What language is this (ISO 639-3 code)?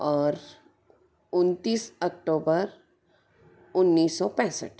hin